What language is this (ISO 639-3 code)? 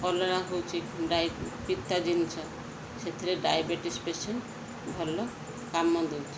ori